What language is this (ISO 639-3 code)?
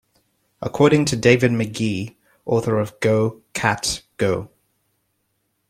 eng